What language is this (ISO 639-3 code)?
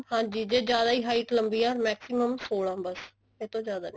pan